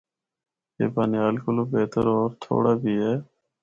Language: Northern Hindko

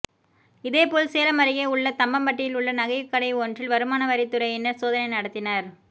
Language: Tamil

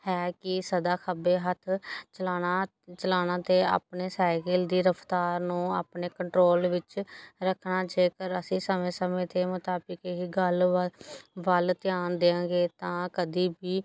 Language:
Punjabi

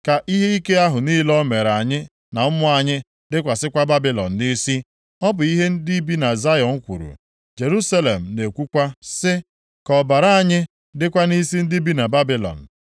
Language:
Igbo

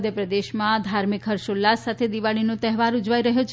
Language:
Gujarati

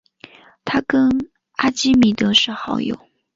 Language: Chinese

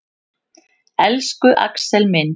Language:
Icelandic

